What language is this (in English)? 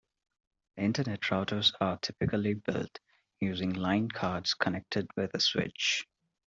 English